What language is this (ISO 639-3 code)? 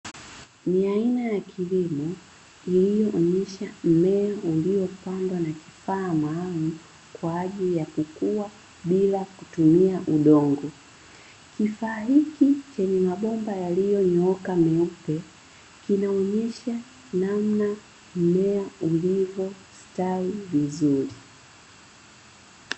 swa